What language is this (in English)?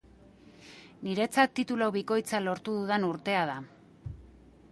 Basque